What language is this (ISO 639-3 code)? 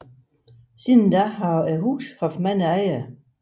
dan